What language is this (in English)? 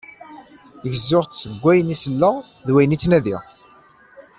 Kabyle